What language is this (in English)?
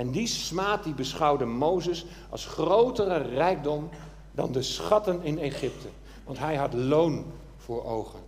Dutch